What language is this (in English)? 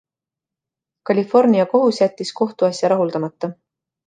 Estonian